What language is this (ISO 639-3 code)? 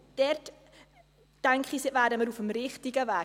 gsw